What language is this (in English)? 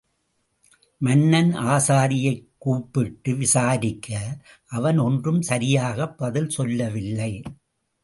Tamil